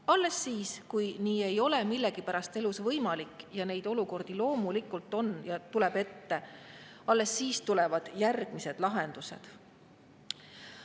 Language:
Estonian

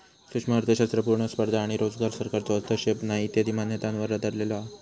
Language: Marathi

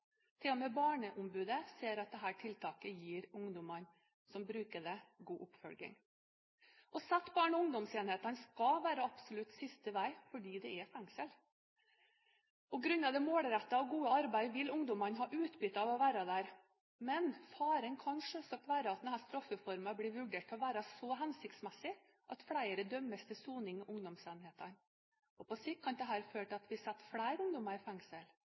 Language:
Norwegian Bokmål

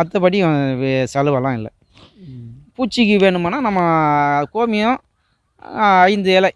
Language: Indonesian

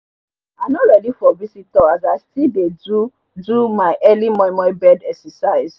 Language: Nigerian Pidgin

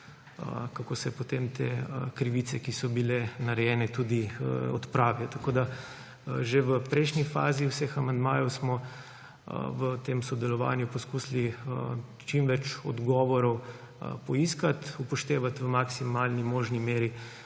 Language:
Slovenian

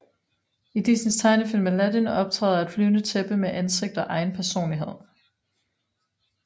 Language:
Danish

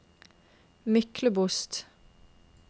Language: Norwegian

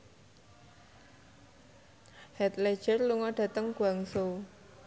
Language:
Javanese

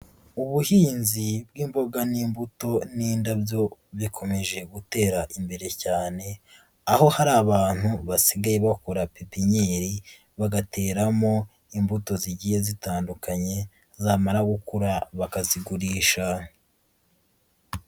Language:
Kinyarwanda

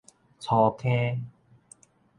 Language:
Min Nan Chinese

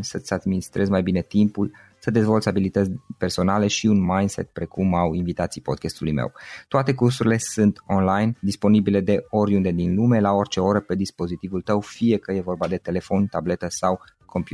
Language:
Romanian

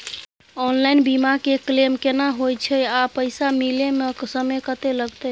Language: Maithili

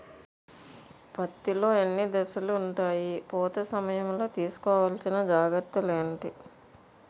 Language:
Telugu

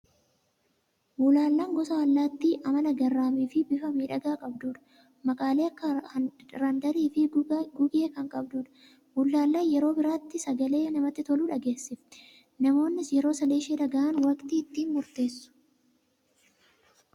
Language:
Oromo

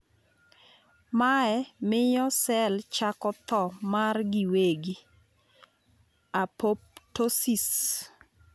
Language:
Luo (Kenya and Tanzania)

